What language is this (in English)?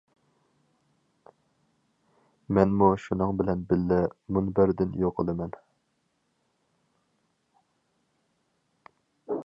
Uyghur